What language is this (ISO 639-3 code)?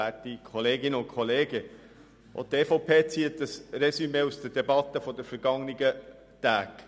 gsw